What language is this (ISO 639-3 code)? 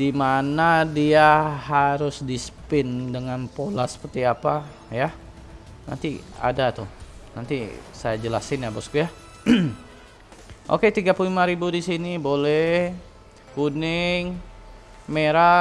ind